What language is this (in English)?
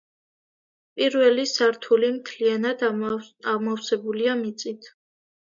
Georgian